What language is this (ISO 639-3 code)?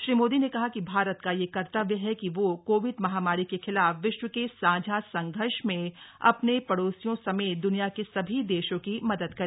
hin